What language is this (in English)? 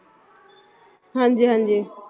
Punjabi